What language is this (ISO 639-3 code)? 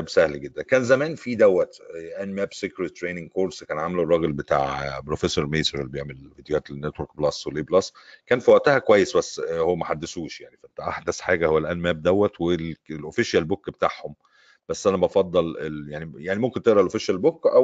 ara